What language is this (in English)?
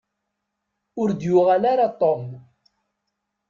Kabyle